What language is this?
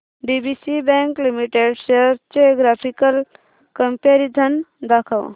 Marathi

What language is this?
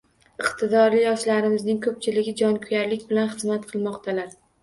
Uzbek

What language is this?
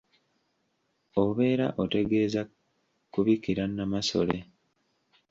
Ganda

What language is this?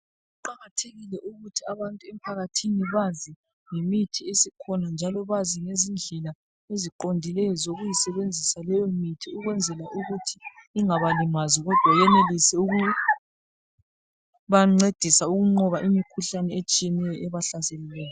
North Ndebele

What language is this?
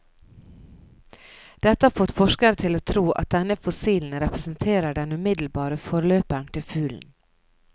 Norwegian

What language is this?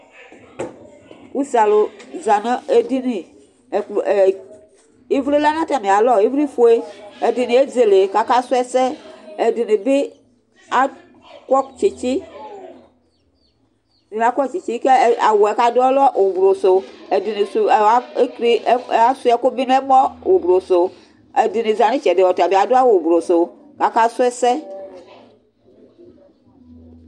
Ikposo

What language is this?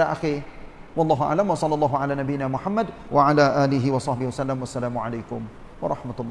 Malay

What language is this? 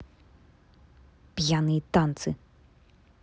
Russian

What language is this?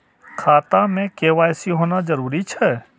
Maithili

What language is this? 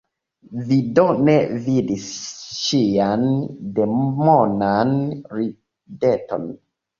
Esperanto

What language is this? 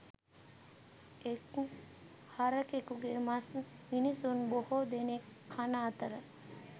Sinhala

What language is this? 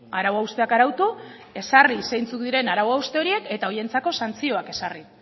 Basque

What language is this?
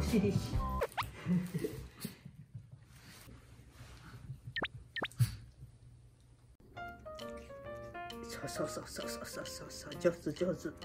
Japanese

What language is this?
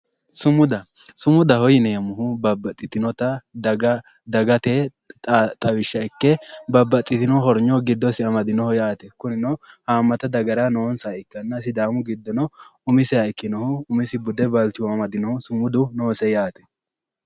Sidamo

